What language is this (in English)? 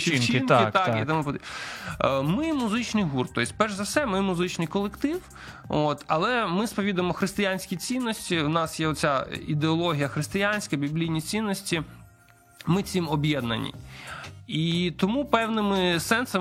Ukrainian